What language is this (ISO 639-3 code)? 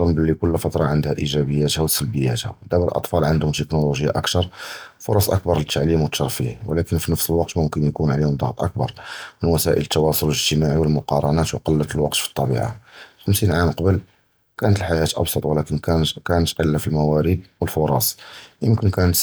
jrb